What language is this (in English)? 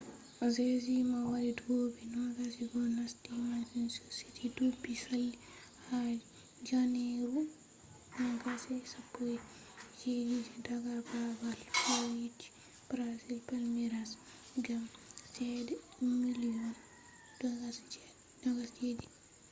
Fula